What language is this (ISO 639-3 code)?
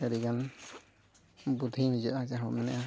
sat